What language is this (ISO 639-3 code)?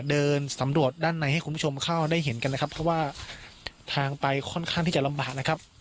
tha